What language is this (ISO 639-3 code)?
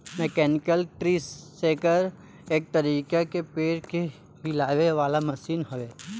bho